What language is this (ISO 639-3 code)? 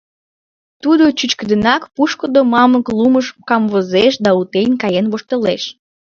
chm